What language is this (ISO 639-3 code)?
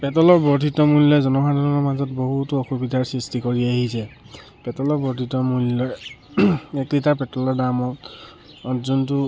asm